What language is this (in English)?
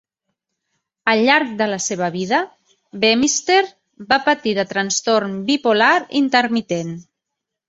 Catalan